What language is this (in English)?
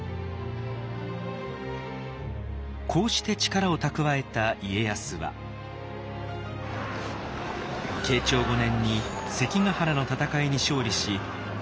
Japanese